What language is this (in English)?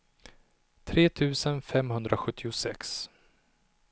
Swedish